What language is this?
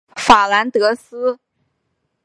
Chinese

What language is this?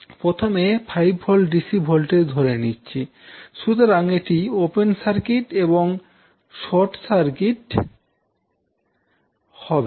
Bangla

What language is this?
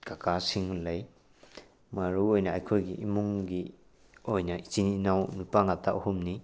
Manipuri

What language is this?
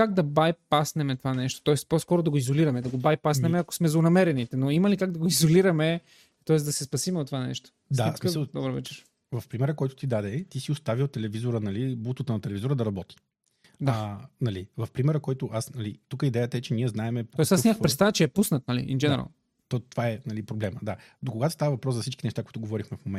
Bulgarian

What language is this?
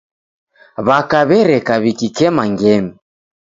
Taita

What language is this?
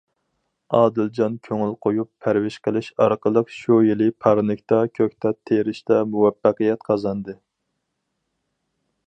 Uyghur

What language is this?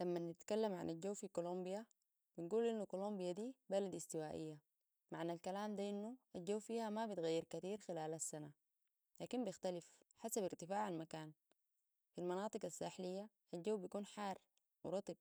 Sudanese Arabic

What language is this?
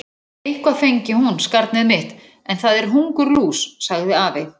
Icelandic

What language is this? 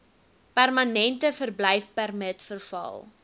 Afrikaans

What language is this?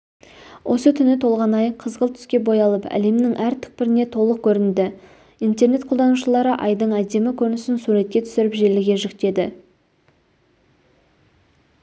Kazakh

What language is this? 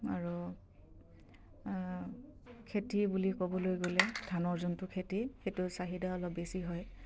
Assamese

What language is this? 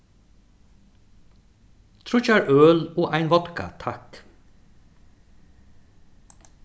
Faroese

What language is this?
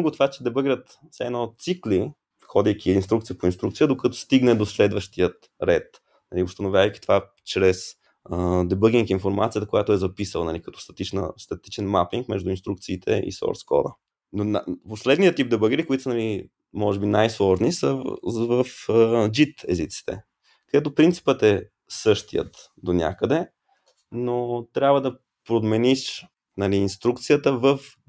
Bulgarian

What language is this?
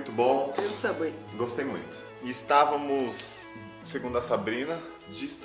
Portuguese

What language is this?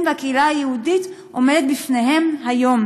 Hebrew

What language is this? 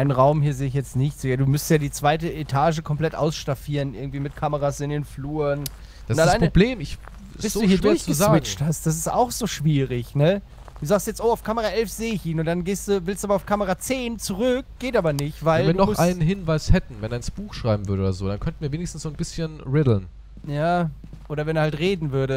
German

